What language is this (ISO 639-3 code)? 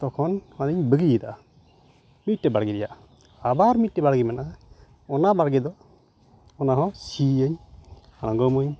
sat